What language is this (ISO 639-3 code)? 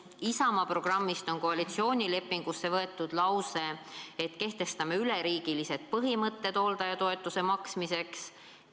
est